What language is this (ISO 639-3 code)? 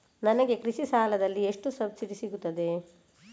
kan